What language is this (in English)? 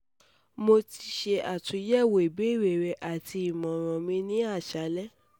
Yoruba